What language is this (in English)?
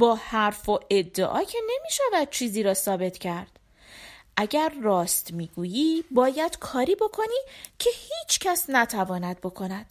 Persian